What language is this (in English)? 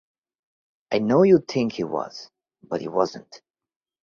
English